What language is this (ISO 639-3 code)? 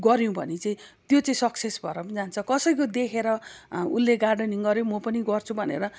nep